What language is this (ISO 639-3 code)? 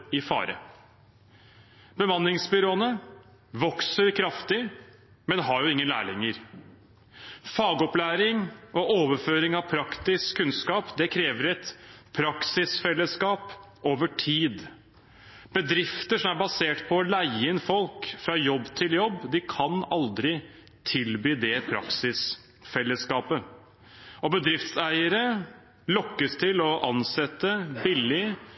nob